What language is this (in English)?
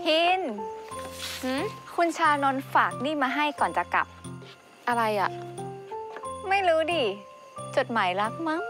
Thai